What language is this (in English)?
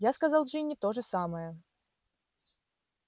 Russian